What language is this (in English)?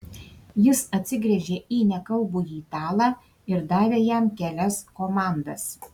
Lithuanian